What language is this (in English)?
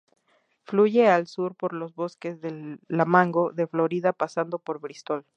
Spanish